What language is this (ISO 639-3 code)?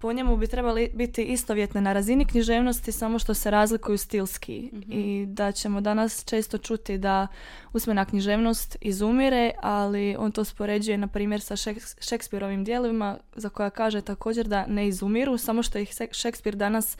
hrv